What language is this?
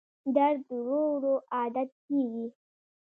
Pashto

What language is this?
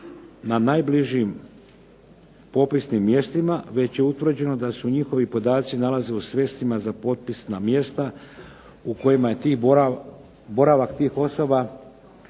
Croatian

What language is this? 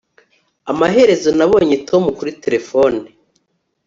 Kinyarwanda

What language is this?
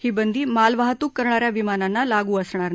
Marathi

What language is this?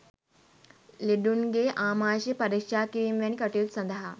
Sinhala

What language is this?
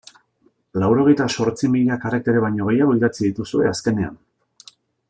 Basque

